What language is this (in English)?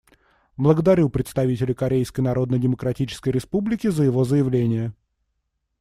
Russian